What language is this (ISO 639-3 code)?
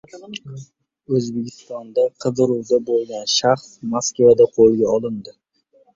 uzb